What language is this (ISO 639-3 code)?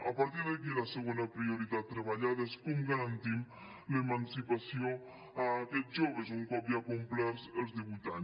cat